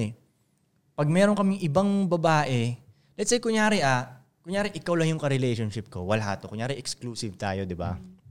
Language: Filipino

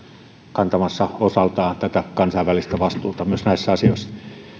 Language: Finnish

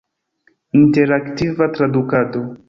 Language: Esperanto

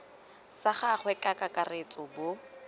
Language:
Tswana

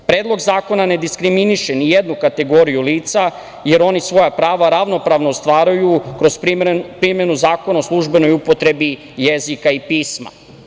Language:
Serbian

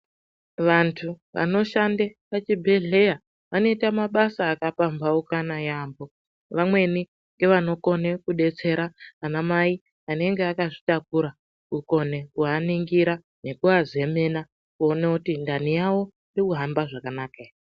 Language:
Ndau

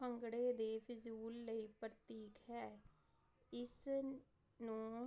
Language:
Punjabi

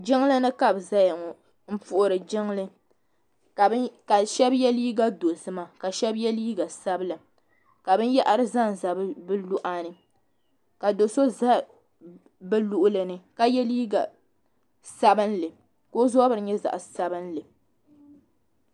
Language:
Dagbani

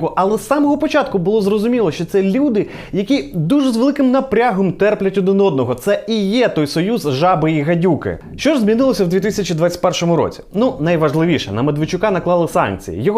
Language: Ukrainian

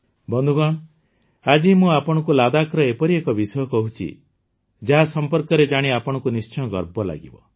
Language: Odia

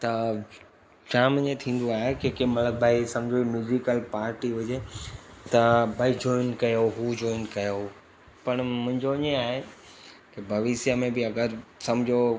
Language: Sindhi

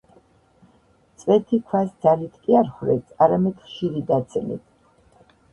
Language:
Georgian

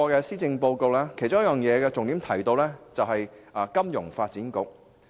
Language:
Cantonese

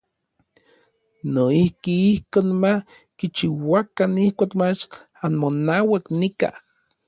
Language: Orizaba Nahuatl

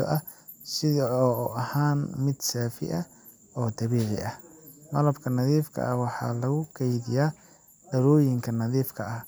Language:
Somali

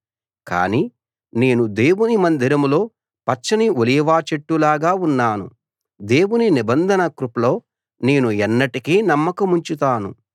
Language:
Telugu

